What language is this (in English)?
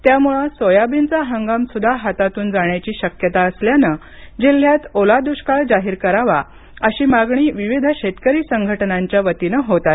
Marathi